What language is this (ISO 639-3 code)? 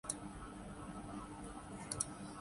urd